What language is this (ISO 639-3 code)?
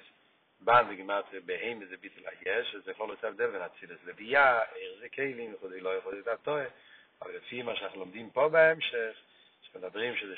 heb